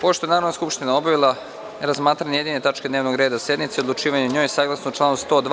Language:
Serbian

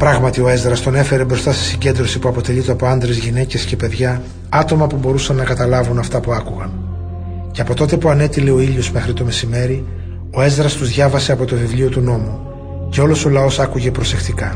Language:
Greek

